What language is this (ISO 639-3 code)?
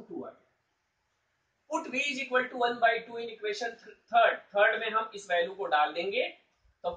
hin